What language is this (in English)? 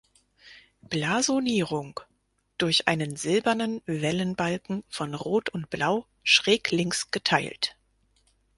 German